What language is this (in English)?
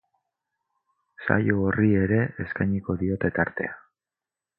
Basque